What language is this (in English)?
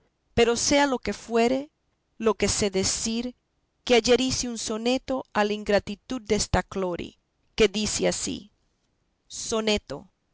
Spanish